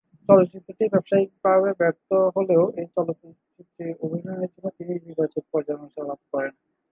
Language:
Bangla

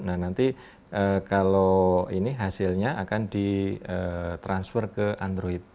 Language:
Indonesian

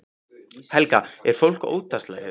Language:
Icelandic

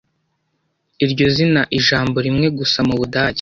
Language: Kinyarwanda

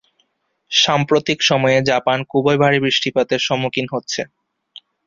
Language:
Bangla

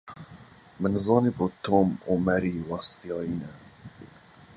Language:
Kurdish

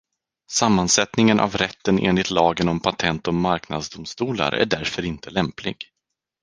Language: Swedish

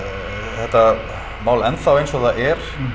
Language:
Icelandic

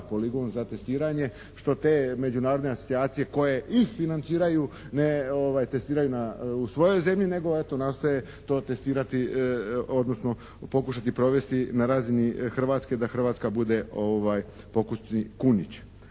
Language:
Croatian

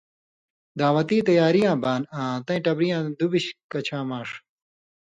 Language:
Indus Kohistani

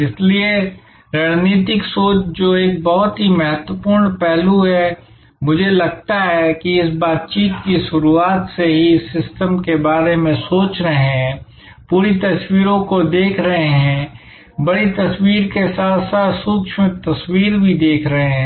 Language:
Hindi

